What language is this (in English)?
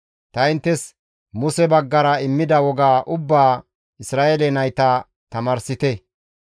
Gamo